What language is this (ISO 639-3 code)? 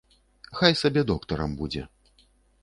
bel